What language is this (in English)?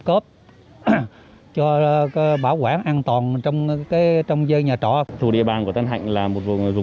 Vietnamese